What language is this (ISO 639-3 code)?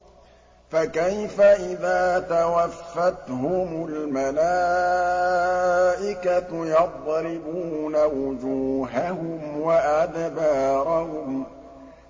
ara